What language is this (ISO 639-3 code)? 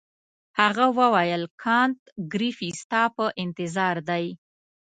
pus